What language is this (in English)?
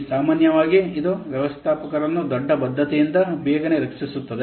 Kannada